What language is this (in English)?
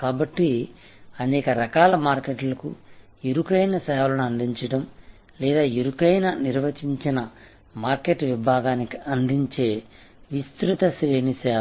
Telugu